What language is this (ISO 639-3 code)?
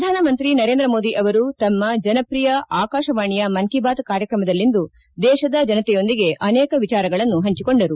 kan